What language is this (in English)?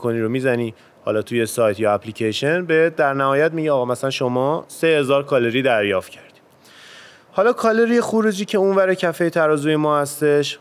Persian